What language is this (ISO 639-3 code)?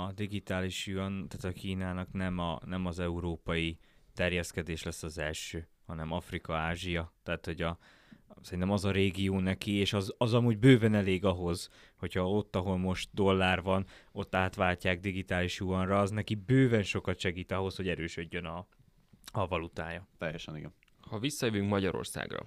hun